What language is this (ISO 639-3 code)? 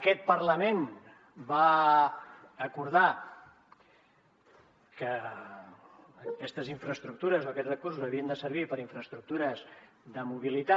cat